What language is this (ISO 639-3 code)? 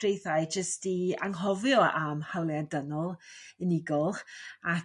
cym